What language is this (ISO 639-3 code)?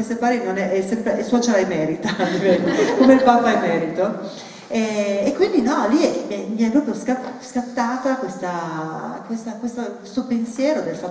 ita